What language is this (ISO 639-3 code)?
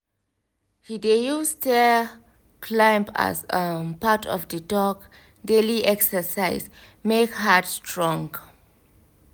pcm